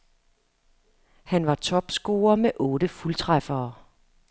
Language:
Danish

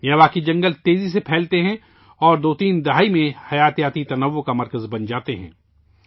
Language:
Urdu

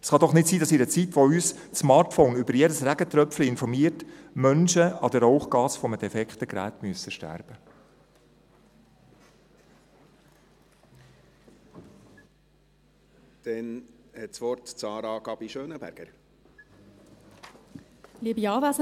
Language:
Swiss German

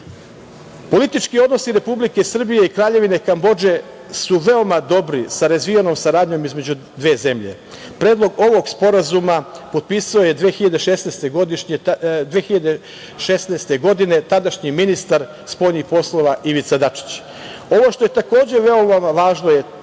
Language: Serbian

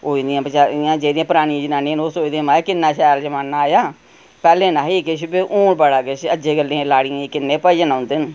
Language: Dogri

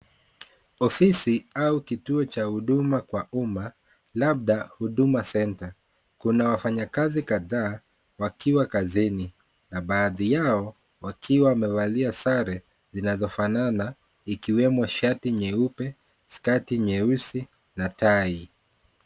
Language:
Swahili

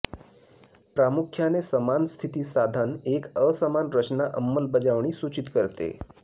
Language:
Marathi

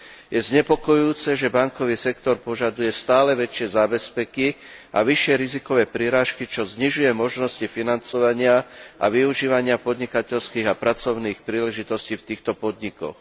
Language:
Slovak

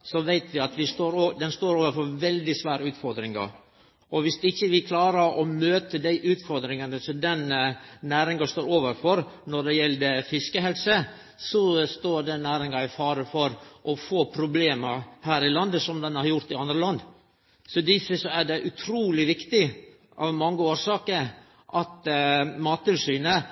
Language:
Norwegian Nynorsk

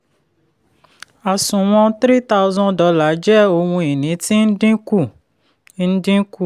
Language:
Yoruba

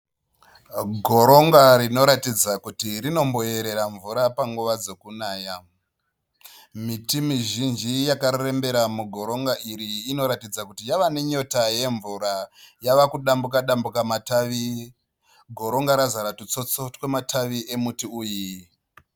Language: Shona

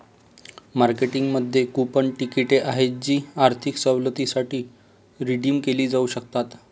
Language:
Marathi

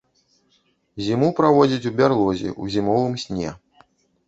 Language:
Belarusian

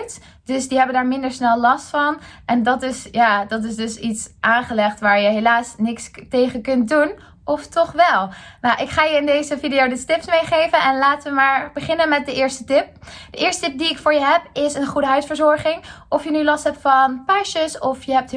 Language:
Dutch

